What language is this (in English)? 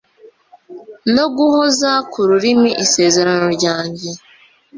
Kinyarwanda